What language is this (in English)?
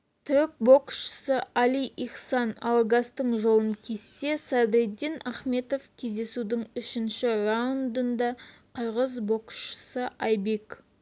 Kazakh